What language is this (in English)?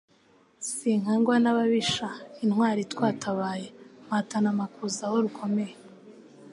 Kinyarwanda